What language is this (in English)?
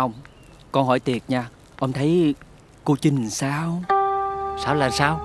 Vietnamese